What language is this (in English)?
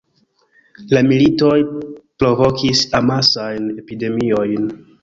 Esperanto